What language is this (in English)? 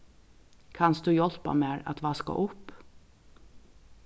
Faroese